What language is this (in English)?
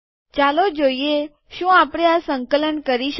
Gujarati